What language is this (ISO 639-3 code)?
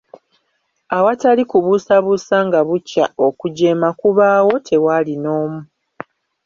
lug